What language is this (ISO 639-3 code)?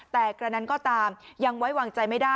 tha